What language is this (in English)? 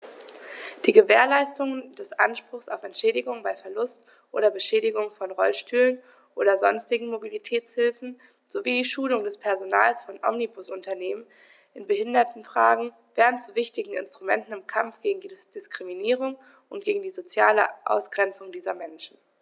German